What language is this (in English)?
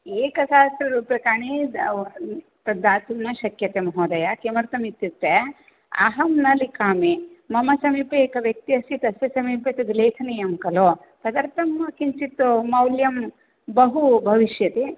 Sanskrit